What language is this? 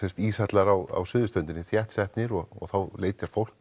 Icelandic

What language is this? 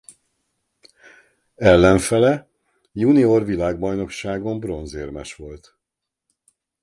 Hungarian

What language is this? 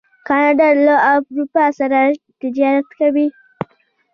Pashto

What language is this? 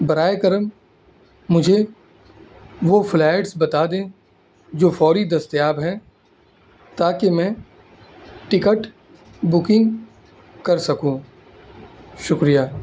Urdu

